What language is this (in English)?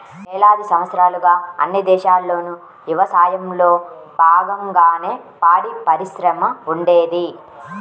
Telugu